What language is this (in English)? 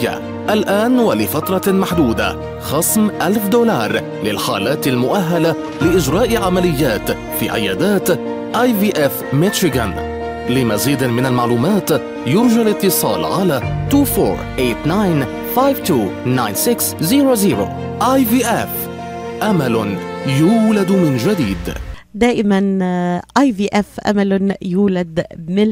Arabic